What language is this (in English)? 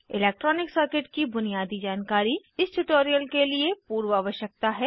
Hindi